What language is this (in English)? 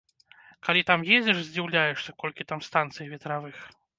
Belarusian